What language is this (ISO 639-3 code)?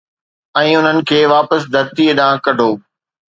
snd